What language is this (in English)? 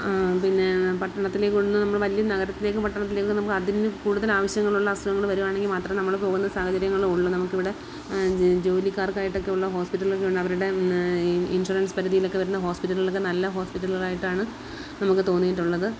Malayalam